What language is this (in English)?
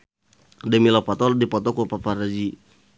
Sundanese